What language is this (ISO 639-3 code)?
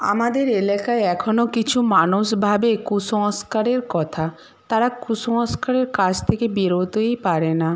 ben